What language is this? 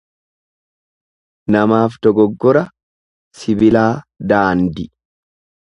Oromo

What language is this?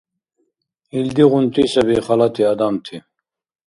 Dargwa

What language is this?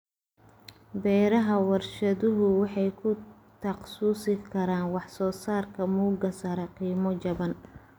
Somali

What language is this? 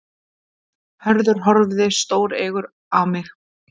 Icelandic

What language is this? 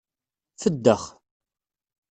Kabyle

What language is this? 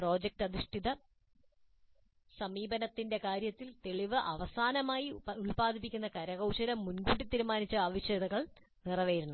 Malayalam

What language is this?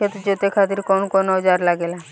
Bhojpuri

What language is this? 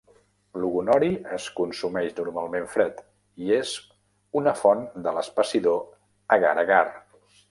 Catalan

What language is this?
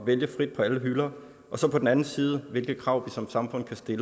Danish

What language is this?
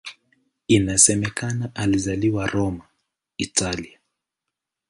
Swahili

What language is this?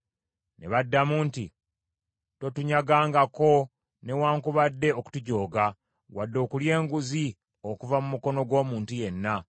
Ganda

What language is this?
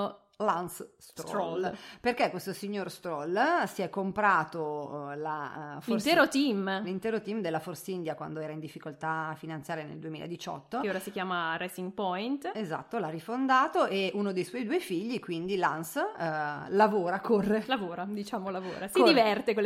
Italian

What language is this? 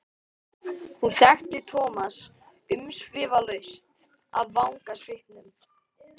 Icelandic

